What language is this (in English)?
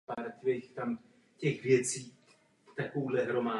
Czech